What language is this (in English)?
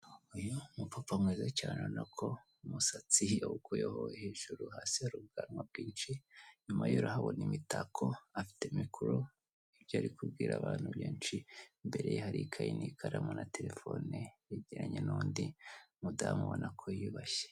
Kinyarwanda